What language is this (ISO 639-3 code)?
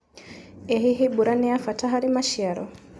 kik